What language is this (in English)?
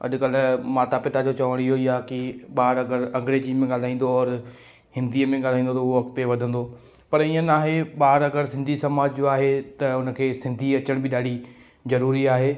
Sindhi